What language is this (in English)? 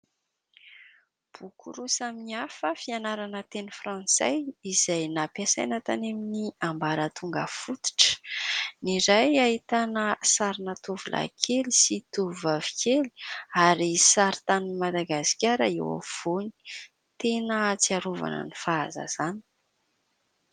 Malagasy